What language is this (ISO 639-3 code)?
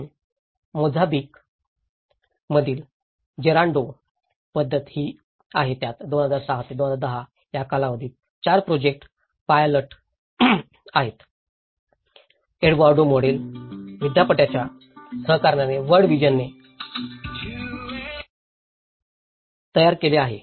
mar